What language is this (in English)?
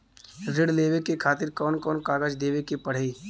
Bhojpuri